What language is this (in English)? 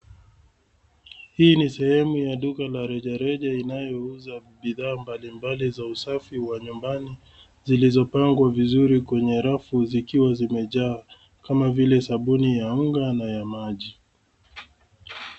Swahili